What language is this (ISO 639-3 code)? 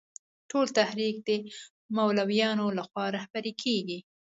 pus